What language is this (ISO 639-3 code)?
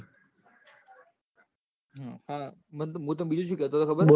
guj